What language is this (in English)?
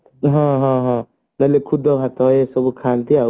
Odia